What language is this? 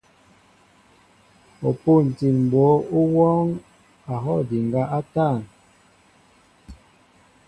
Mbo (Cameroon)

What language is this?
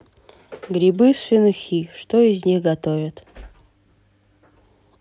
Russian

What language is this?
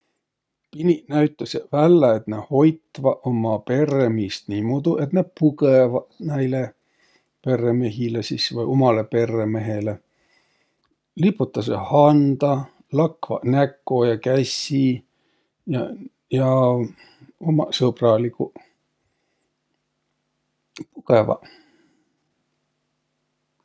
Võro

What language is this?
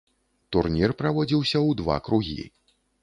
Belarusian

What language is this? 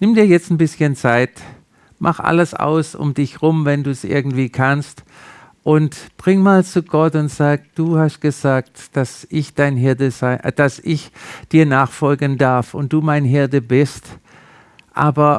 German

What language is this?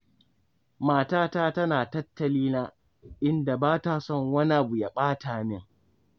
Hausa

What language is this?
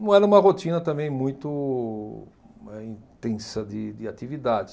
Portuguese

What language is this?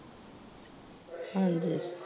Punjabi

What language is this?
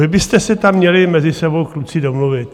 Czech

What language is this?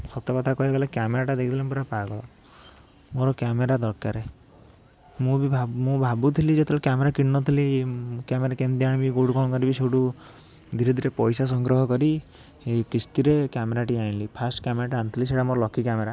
Odia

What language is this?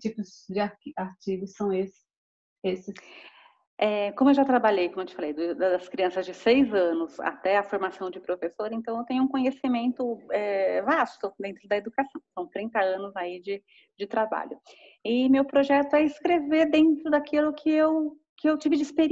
Portuguese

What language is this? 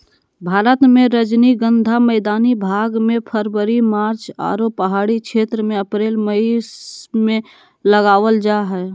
Magahi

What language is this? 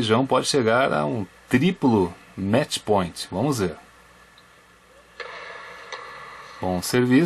Portuguese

